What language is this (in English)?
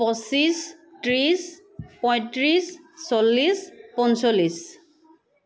Assamese